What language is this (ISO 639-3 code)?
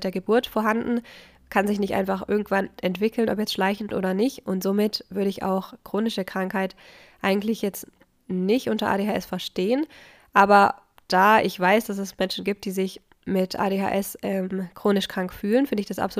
deu